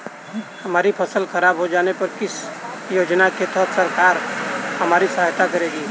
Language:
Hindi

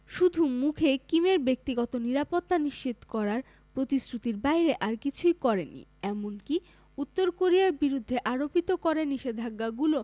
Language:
Bangla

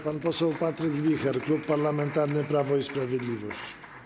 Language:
Polish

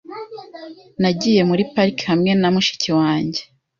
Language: Kinyarwanda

